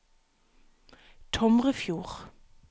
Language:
Norwegian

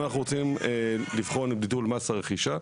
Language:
Hebrew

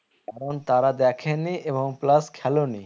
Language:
Bangla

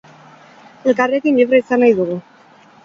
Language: Basque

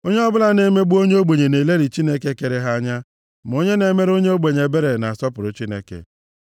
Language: Igbo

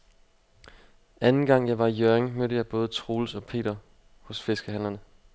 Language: Danish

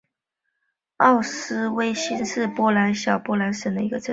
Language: Chinese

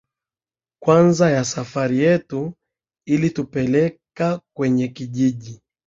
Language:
Swahili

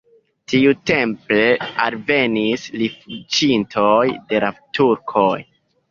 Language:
Esperanto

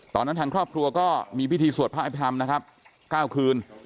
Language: Thai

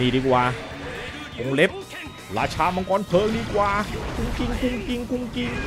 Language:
Thai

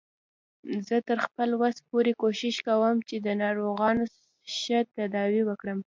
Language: Pashto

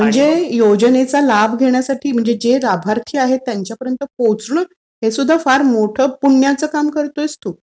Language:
Marathi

